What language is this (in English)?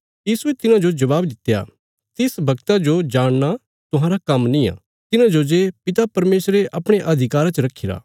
Bilaspuri